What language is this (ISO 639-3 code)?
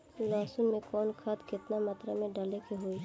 bho